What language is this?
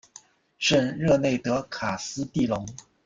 Chinese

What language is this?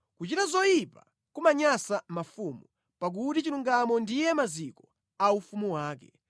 Nyanja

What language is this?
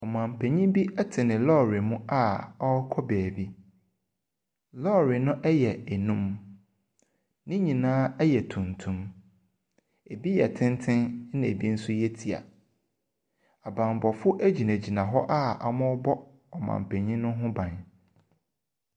Akan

